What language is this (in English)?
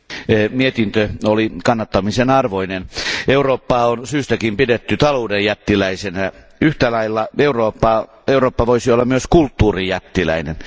Finnish